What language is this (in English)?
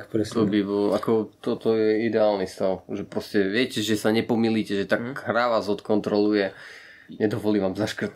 Slovak